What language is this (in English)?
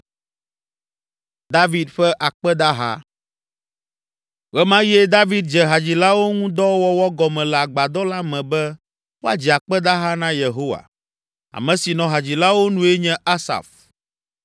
Ewe